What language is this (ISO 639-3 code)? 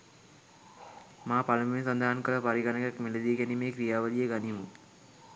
sin